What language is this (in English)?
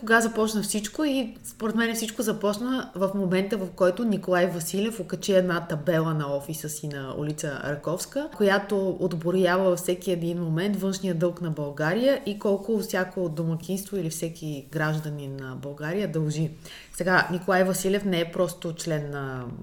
Bulgarian